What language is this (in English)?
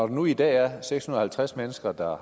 Danish